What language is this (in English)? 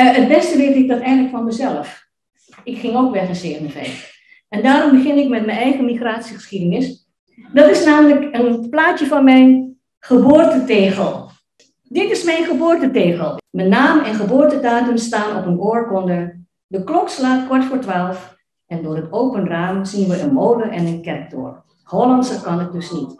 Dutch